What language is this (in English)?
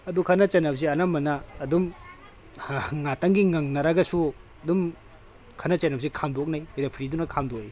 Manipuri